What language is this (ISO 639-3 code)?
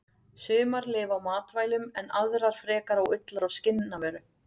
isl